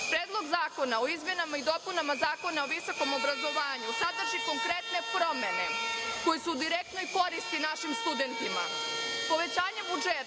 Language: Serbian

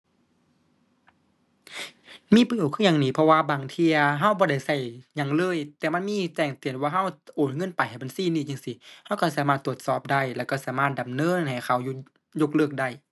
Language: Thai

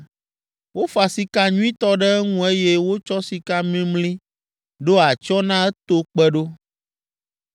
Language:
Ewe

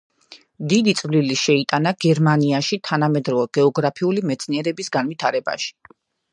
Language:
Georgian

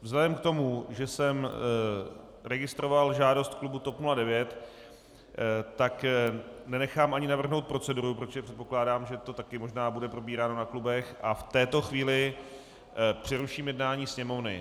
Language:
Czech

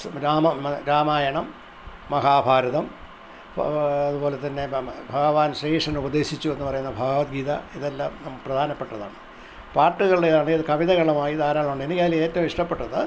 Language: Malayalam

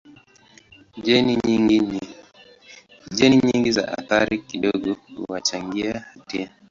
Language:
Swahili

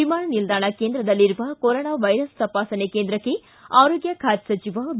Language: Kannada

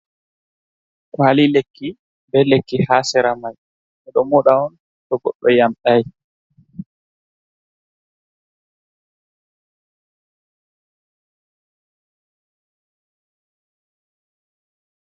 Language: Fula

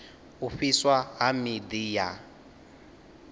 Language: Venda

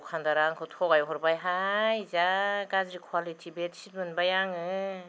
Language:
Bodo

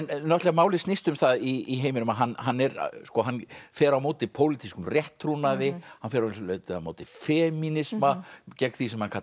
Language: Icelandic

